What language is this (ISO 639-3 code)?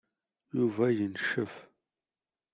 kab